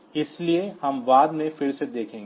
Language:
Hindi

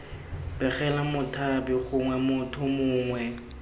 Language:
Tswana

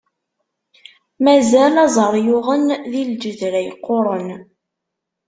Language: Kabyle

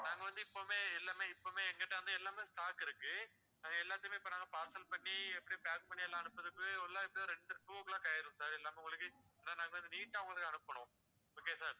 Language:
Tamil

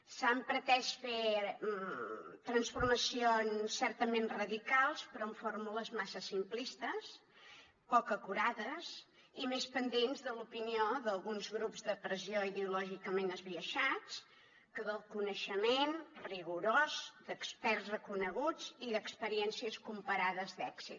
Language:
Catalan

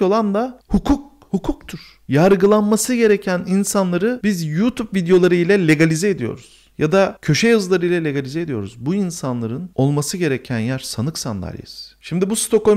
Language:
Turkish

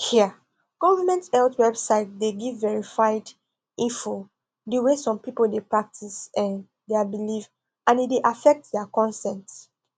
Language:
Nigerian Pidgin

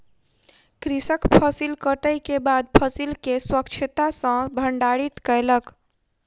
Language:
Maithili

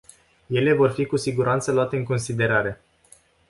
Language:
Romanian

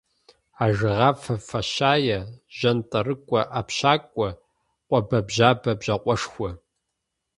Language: Kabardian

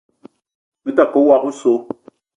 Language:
Eton (Cameroon)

